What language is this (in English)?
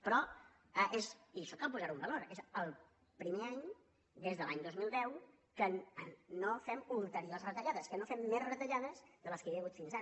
Catalan